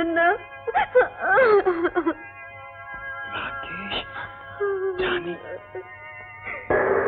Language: Hindi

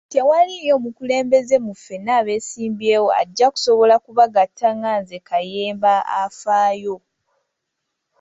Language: Ganda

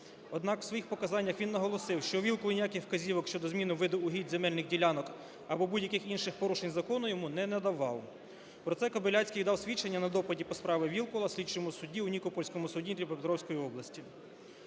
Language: Ukrainian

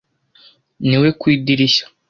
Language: Kinyarwanda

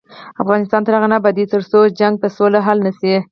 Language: Pashto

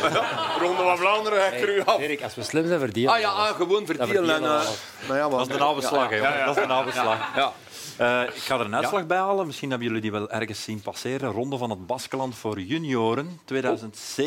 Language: Dutch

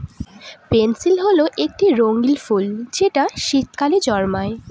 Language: Bangla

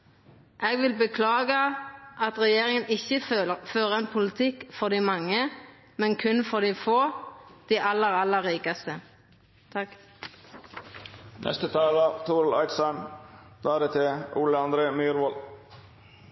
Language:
Norwegian Nynorsk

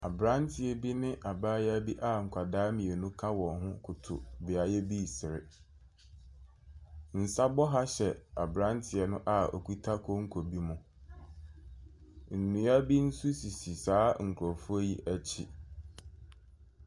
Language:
Akan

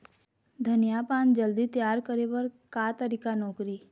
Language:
Chhattisgarhi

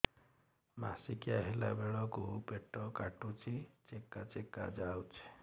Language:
Odia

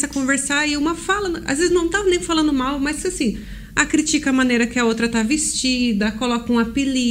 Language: Portuguese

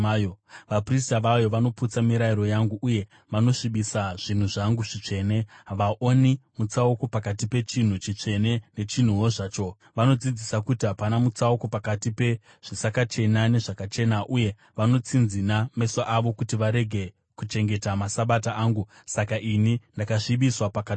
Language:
Shona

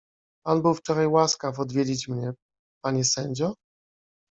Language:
Polish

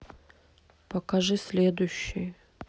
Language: Russian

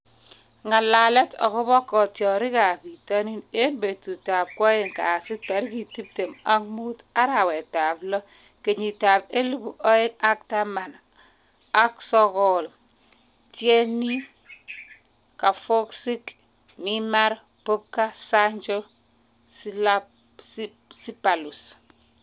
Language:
Kalenjin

